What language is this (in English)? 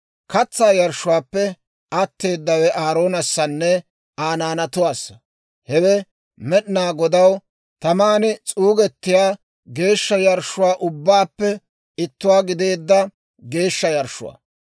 Dawro